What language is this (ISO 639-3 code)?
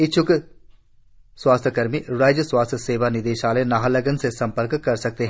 hin